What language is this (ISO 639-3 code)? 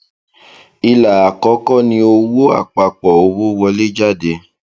yor